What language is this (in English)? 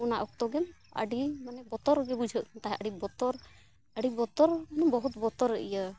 Santali